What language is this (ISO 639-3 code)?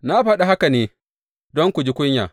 hau